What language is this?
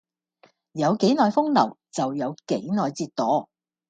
Cantonese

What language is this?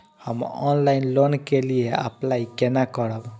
Maithili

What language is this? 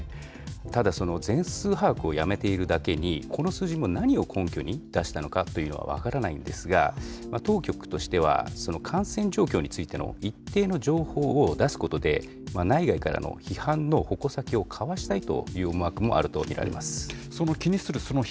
Japanese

